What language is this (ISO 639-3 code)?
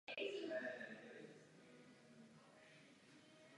ces